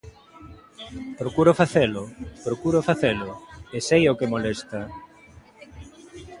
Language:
Galician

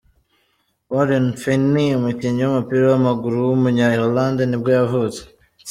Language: Kinyarwanda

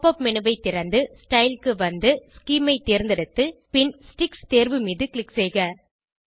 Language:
Tamil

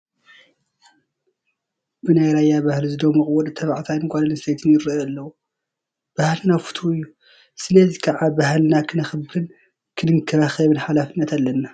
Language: Tigrinya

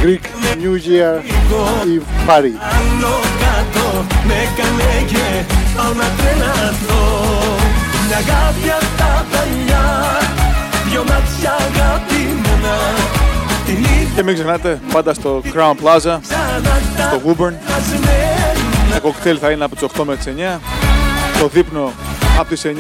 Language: Greek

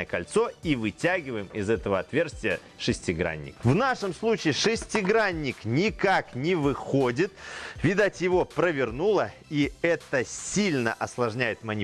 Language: Russian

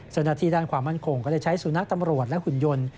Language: Thai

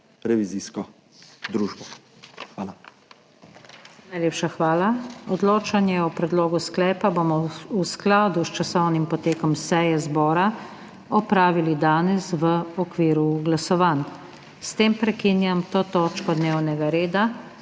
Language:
Slovenian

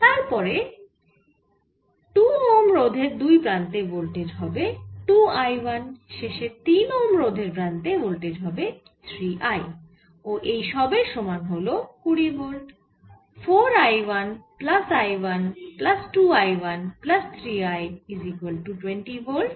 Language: Bangla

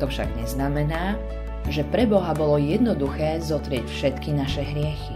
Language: Slovak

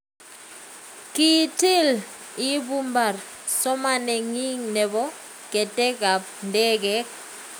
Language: Kalenjin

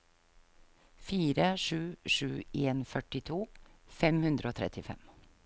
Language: Norwegian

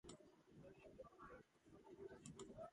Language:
Georgian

